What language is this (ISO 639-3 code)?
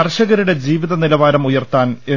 mal